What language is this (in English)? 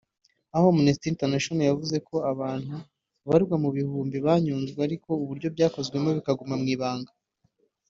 Kinyarwanda